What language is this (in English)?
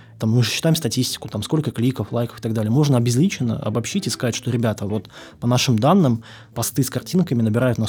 Russian